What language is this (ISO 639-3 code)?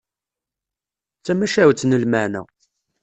kab